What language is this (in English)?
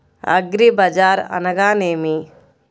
Telugu